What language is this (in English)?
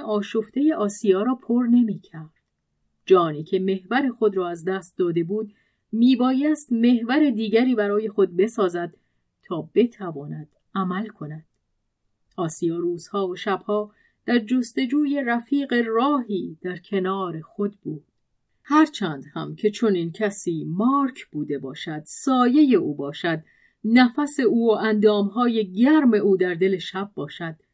Persian